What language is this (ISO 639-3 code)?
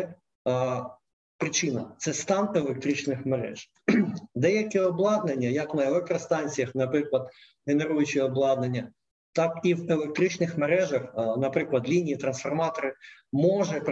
ukr